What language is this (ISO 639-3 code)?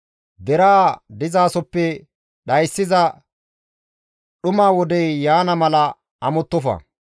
gmv